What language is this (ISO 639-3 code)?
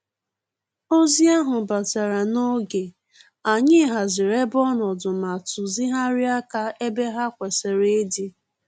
ibo